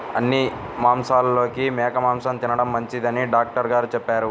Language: Telugu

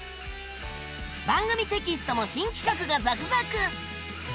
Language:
Japanese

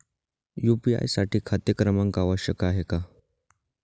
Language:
Marathi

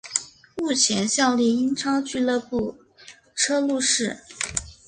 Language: Chinese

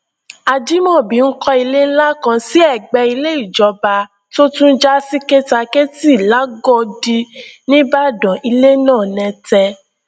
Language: Yoruba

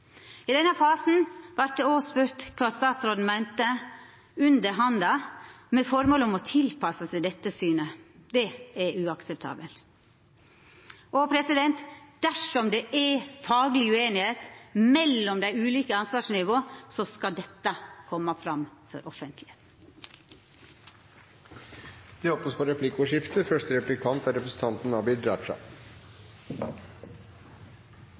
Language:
Norwegian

